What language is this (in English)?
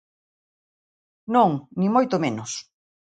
Galician